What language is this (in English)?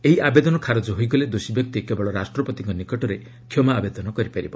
Odia